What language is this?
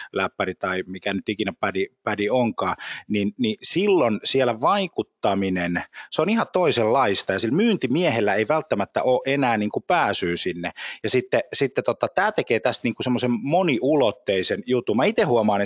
Finnish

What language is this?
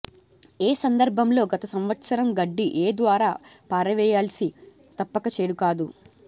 Telugu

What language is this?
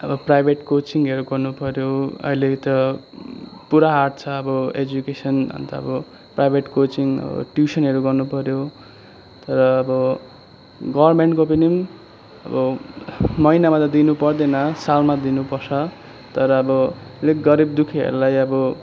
Nepali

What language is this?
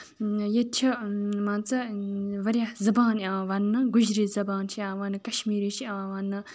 Kashmiri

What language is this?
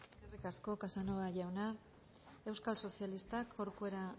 Basque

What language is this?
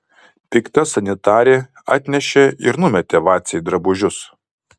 Lithuanian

